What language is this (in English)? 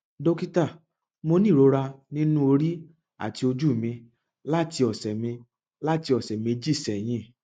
Yoruba